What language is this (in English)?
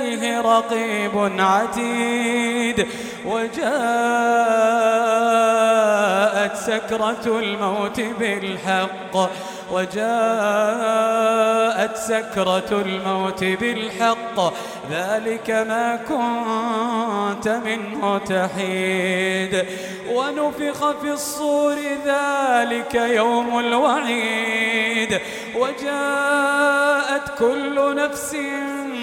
Arabic